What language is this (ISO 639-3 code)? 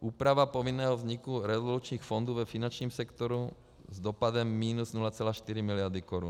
ces